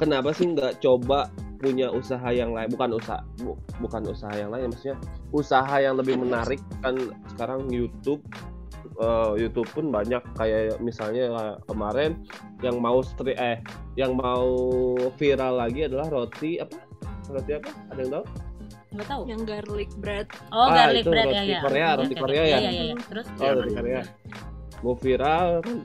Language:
Indonesian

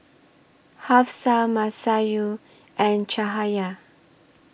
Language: English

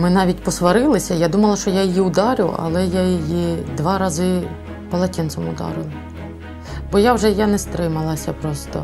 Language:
Ukrainian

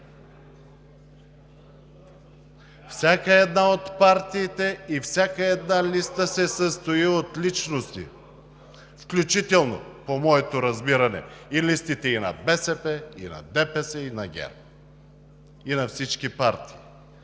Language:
Bulgarian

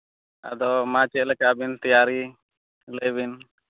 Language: Santali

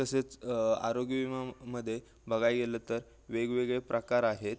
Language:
Marathi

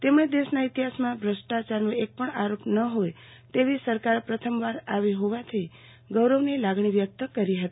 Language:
Gujarati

